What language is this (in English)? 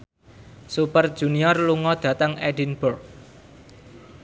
Javanese